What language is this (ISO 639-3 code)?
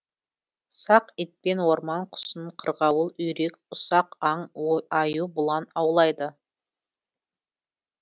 kaz